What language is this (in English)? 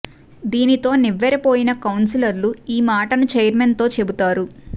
Telugu